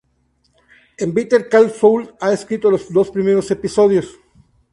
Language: Spanish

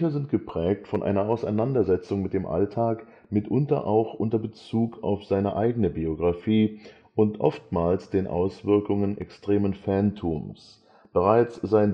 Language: German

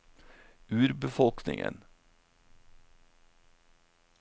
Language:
Norwegian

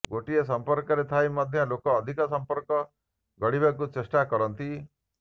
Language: Odia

